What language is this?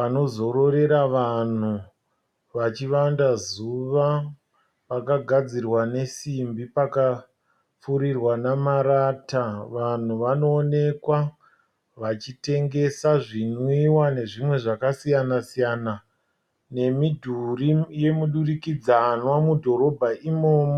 Shona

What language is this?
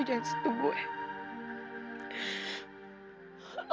Indonesian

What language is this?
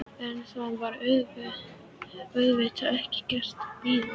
Icelandic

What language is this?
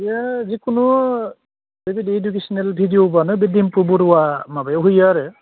Bodo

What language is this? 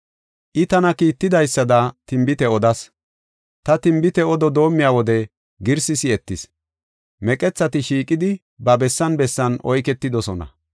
Gofa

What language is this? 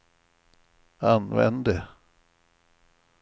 Swedish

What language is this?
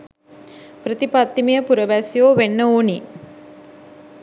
Sinhala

